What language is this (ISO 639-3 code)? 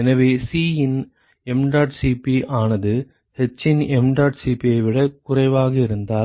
tam